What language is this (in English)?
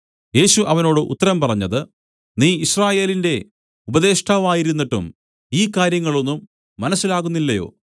Malayalam